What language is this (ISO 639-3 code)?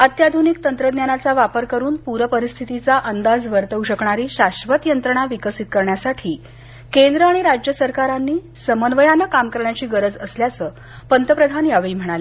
mar